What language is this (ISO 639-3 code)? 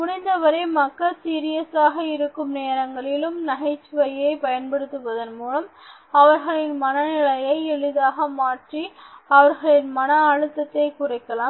tam